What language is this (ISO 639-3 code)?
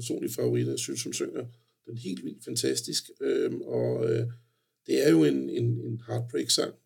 dan